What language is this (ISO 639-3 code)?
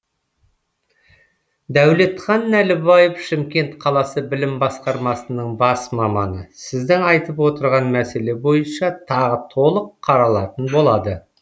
kaz